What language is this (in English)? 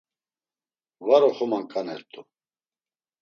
Laz